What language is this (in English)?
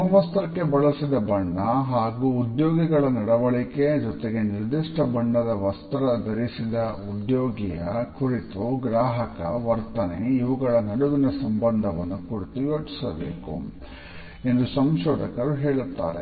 Kannada